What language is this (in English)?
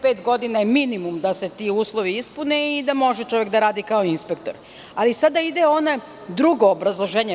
Serbian